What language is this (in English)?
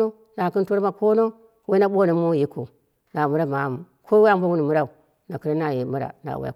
Dera (Nigeria)